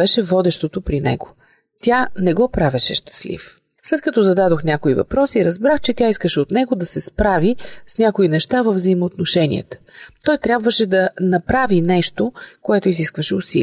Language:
Bulgarian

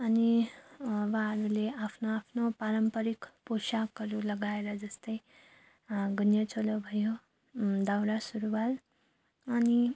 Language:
Nepali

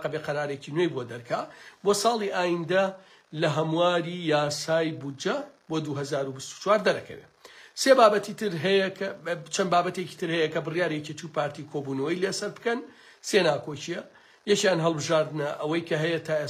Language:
Arabic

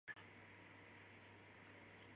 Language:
Chinese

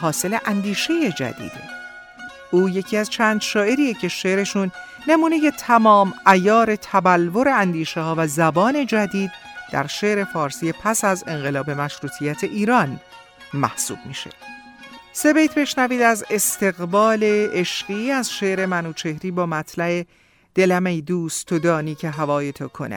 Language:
Persian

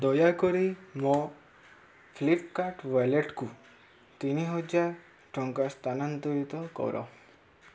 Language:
Odia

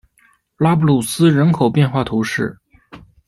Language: Chinese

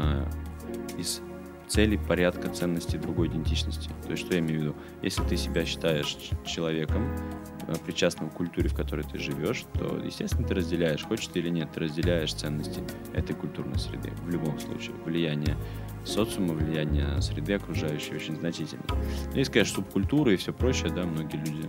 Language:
Russian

